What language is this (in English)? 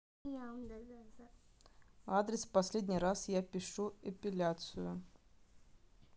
Russian